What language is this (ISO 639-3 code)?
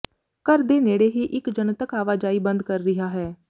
pan